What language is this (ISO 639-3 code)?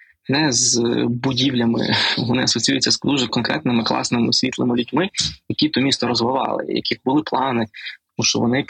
ukr